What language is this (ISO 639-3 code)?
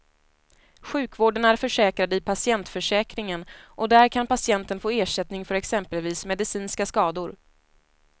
swe